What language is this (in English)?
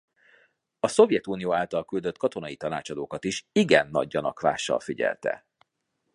Hungarian